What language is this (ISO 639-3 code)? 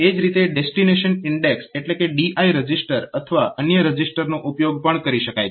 guj